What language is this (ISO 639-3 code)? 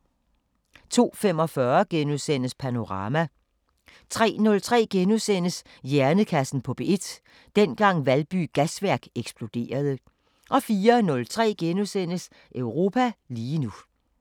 dan